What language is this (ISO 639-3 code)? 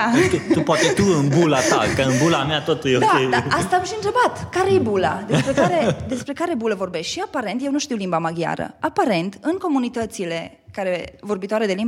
ron